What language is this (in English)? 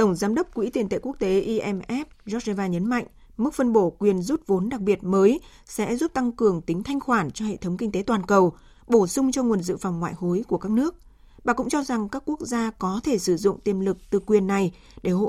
Vietnamese